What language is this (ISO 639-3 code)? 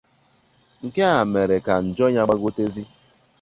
ibo